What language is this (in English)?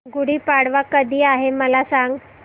Marathi